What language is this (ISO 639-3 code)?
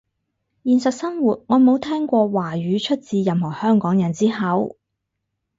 yue